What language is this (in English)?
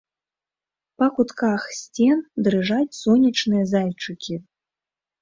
Belarusian